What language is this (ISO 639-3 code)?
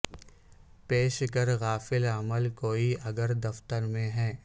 urd